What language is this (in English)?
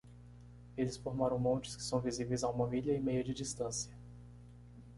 Portuguese